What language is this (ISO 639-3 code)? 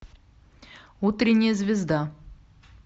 rus